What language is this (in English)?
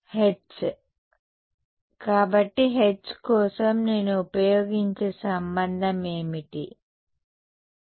Telugu